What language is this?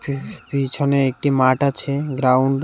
Bangla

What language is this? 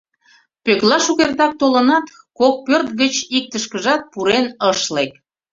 Mari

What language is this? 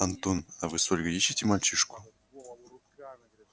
Russian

